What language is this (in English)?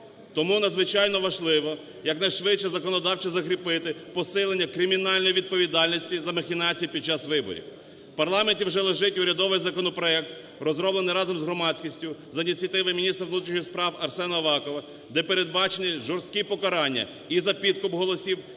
Ukrainian